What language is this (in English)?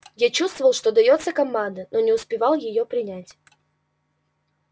Russian